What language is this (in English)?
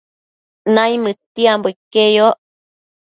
Matsés